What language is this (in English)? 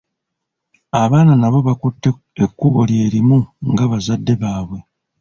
Ganda